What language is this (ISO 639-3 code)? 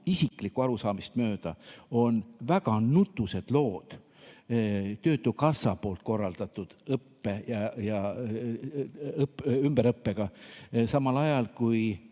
est